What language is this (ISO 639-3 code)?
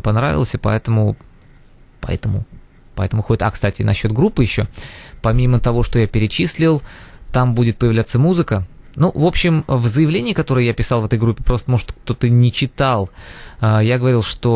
rus